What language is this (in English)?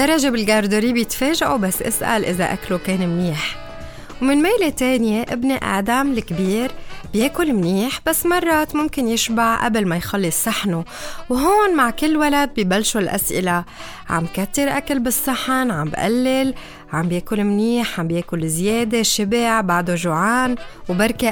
Arabic